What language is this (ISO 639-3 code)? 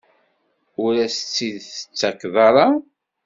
kab